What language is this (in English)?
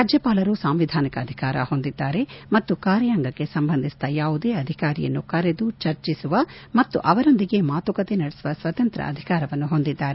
Kannada